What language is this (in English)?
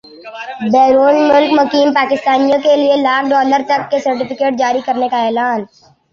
Urdu